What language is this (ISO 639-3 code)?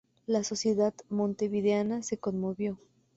spa